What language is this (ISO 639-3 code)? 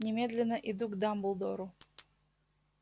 rus